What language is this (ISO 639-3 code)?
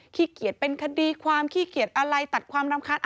tha